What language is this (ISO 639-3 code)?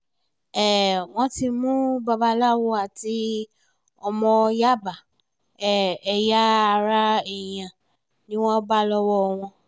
yor